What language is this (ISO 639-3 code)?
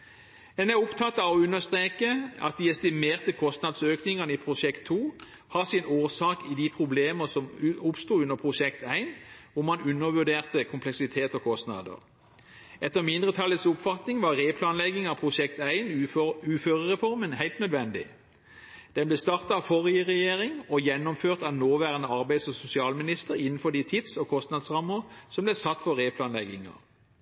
nob